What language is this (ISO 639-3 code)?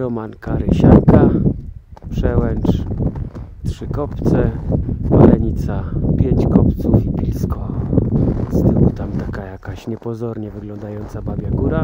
pol